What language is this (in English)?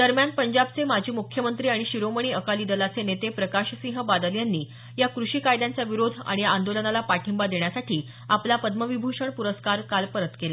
Marathi